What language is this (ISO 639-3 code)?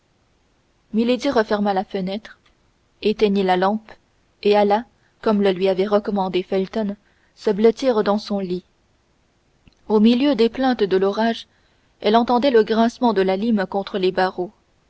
fra